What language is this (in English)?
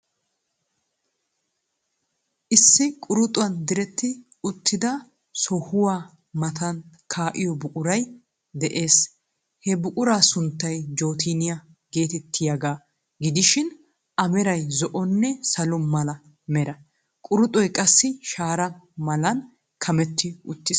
Wolaytta